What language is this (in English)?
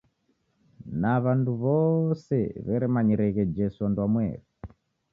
Taita